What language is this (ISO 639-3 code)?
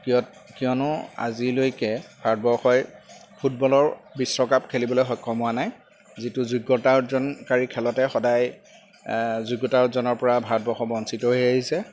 asm